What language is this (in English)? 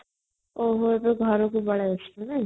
Odia